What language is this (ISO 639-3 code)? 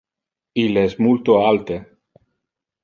ina